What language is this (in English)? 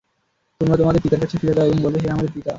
Bangla